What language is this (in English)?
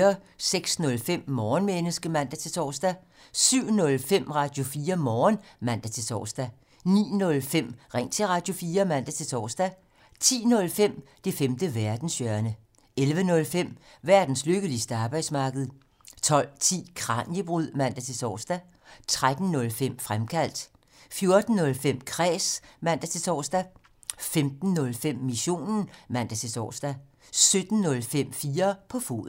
Danish